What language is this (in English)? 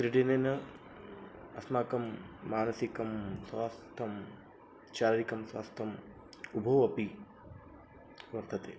Sanskrit